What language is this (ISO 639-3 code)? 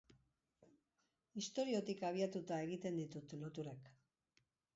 eus